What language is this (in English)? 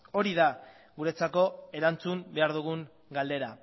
Basque